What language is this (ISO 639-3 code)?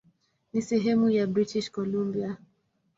swa